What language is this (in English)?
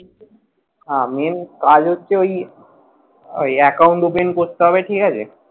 Bangla